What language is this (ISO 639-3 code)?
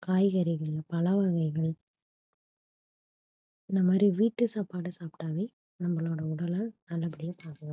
tam